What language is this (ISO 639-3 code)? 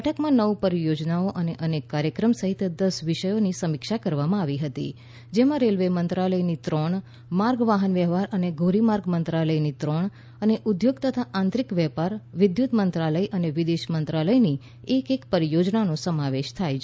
guj